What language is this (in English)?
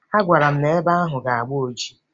Igbo